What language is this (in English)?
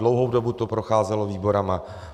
Czech